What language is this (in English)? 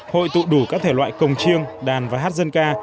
Vietnamese